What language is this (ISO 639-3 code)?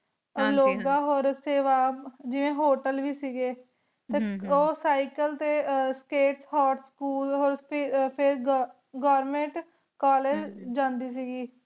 pan